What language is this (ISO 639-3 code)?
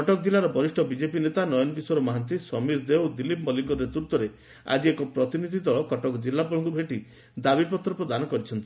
ori